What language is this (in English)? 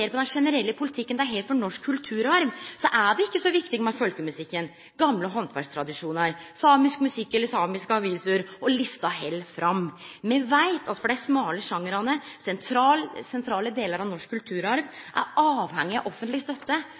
Norwegian Nynorsk